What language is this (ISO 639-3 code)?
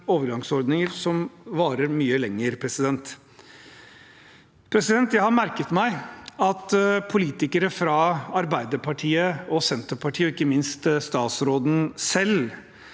nor